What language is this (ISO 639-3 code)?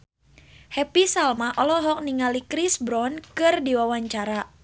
sun